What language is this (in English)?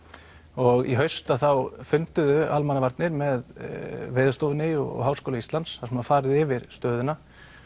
Icelandic